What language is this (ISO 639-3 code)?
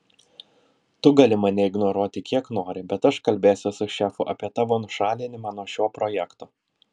lit